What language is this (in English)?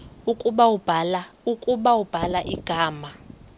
Xhosa